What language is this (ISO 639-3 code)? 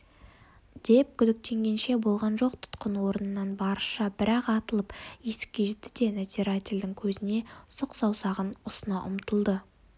kaz